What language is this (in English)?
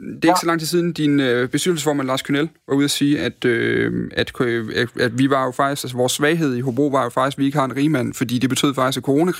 Danish